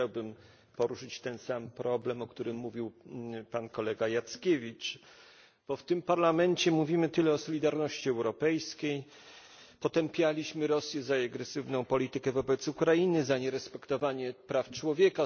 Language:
Polish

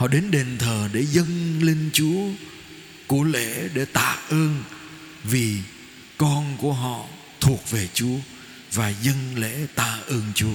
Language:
Vietnamese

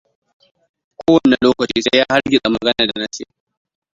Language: Hausa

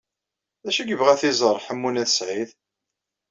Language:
Kabyle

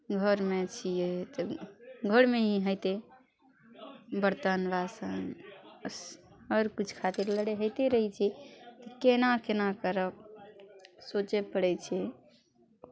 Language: Maithili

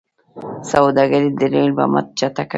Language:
Pashto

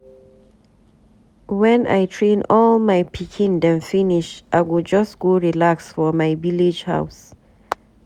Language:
Nigerian Pidgin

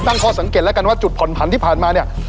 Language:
Thai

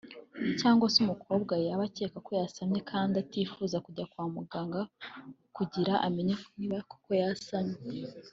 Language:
Kinyarwanda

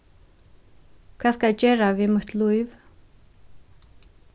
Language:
Faroese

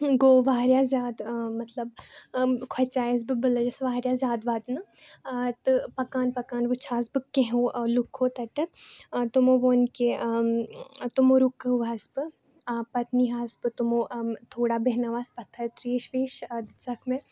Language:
Kashmiri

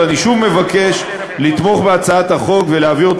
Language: Hebrew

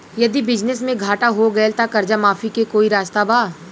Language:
Bhojpuri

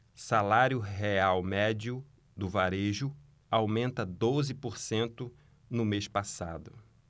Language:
Portuguese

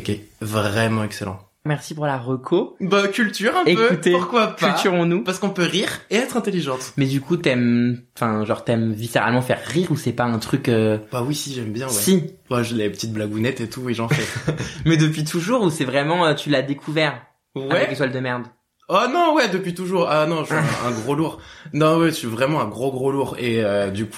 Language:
French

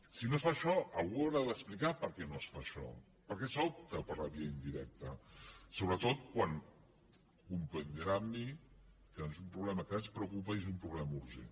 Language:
Catalan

